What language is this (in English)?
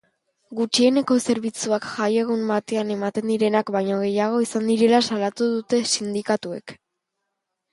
Basque